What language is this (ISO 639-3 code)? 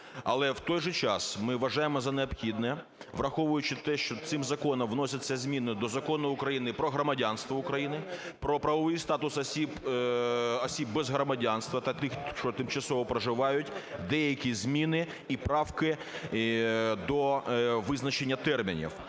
ukr